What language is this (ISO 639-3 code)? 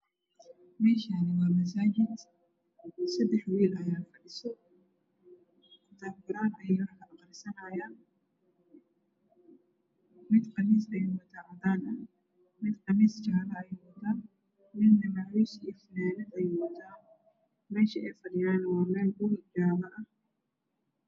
som